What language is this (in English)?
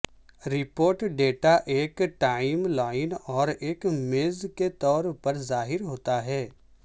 Urdu